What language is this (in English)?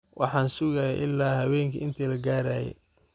Somali